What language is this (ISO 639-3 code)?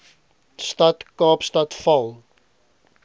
afr